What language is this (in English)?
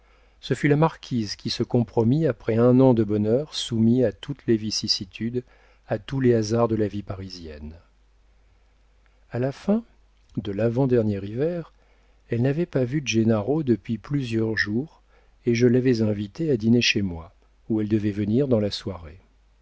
French